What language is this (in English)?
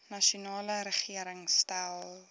Afrikaans